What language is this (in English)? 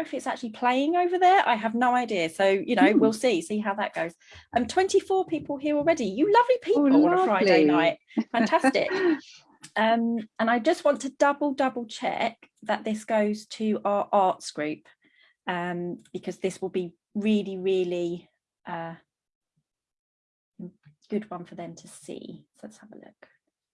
English